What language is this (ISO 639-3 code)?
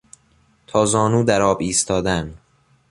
fas